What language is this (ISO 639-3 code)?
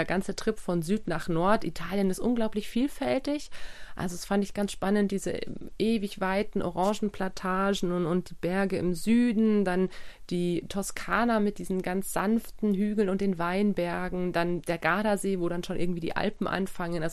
deu